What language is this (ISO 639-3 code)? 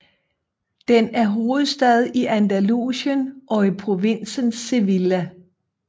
dan